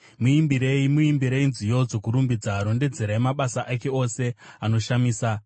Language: Shona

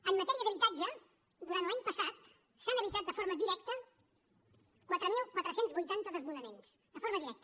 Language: Catalan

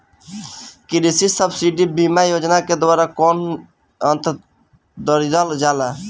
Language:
Bhojpuri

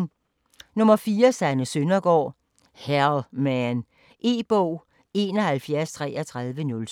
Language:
Danish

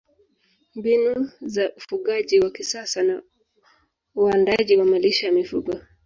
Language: Swahili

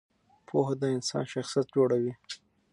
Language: Pashto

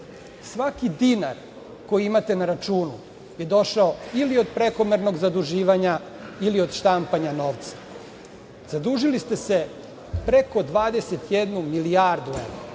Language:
Serbian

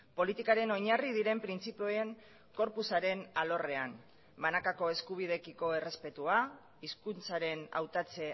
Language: Basque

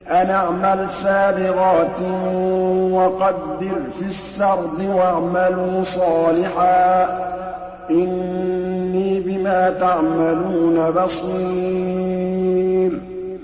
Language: Arabic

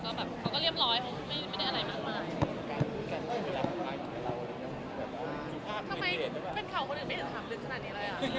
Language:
Thai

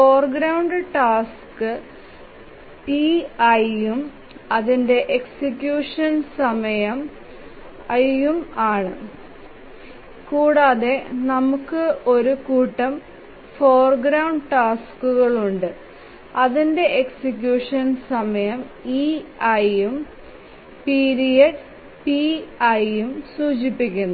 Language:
Malayalam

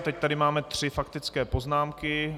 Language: Czech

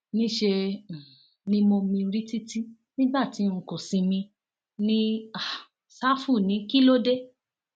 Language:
Yoruba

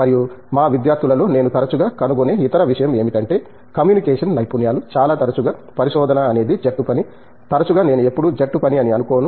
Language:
Telugu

